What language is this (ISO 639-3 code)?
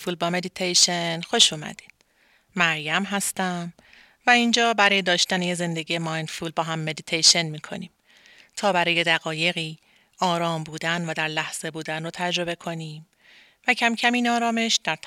fas